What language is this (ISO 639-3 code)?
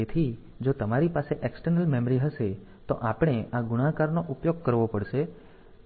guj